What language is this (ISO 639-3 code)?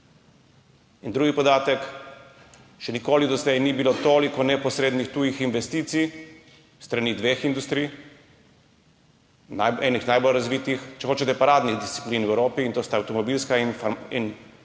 slv